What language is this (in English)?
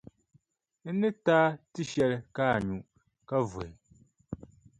Dagbani